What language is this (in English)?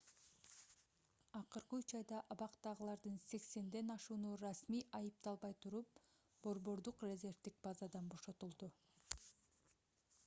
Kyrgyz